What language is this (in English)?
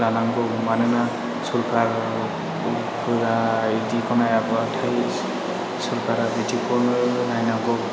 Bodo